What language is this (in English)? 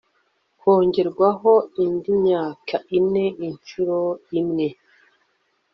Kinyarwanda